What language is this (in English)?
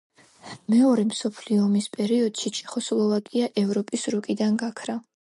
Georgian